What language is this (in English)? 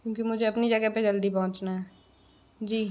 Hindi